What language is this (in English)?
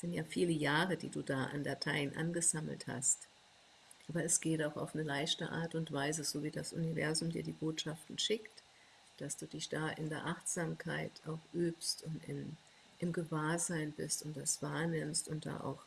German